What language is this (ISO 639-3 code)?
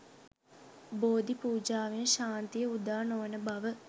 sin